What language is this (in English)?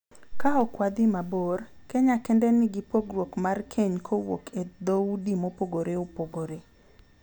Luo (Kenya and Tanzania)